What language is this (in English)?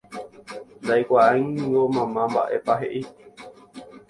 Guarani